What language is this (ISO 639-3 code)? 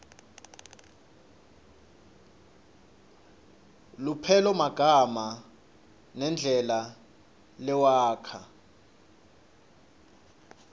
ssw